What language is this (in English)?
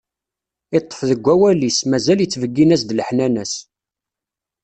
Kabyle